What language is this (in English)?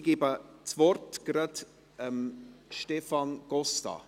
Swiss German